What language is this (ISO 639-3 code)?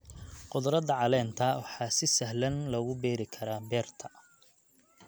som